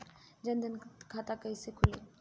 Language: Bhojpuri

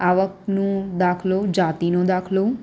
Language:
Gujarati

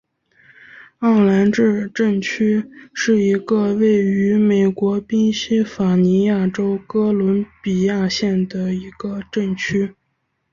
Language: Chinese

